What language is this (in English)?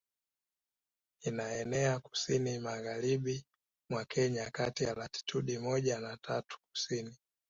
Swahili